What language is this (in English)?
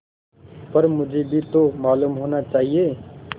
Hindi